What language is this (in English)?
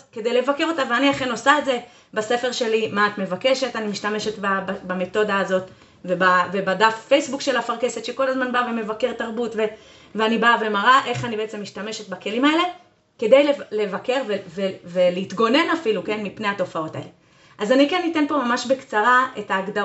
Hebrew